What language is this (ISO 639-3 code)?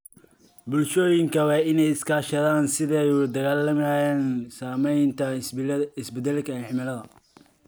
som